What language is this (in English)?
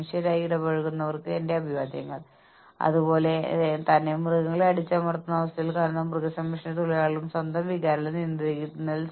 Malayalam